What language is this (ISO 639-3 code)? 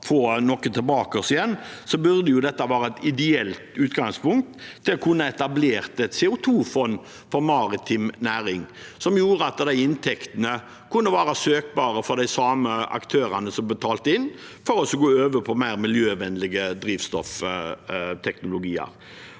nor